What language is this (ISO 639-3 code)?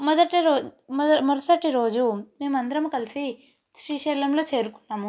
tel